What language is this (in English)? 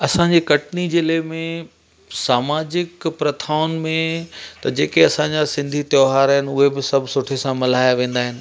Sindhi